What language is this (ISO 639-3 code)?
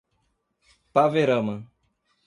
por